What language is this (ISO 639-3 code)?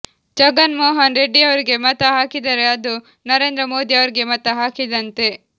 kan